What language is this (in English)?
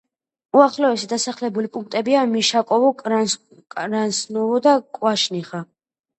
Georgian